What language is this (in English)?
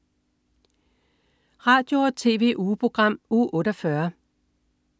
Danish